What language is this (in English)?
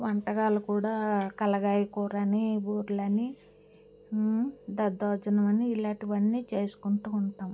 Telugu